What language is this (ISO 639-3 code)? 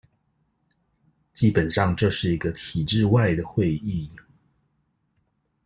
zho